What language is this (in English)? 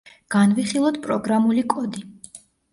Georgian